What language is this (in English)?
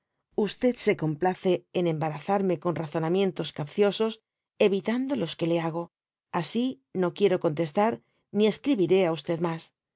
Spanish